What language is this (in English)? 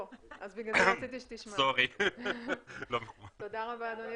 Hebrew